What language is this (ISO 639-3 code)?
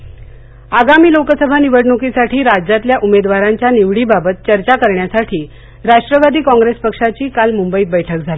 mar